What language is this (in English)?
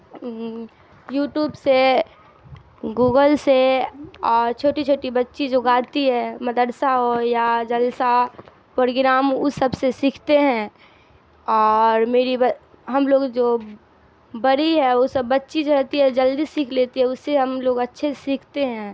Urdu